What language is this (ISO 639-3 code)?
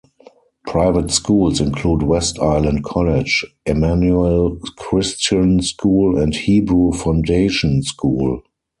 eng